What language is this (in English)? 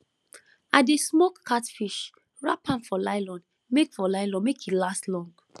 Nigerian Pidgin